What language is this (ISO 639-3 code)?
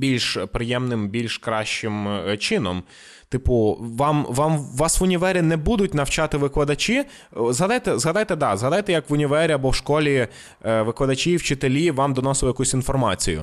ukr